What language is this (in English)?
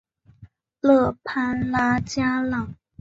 Chinese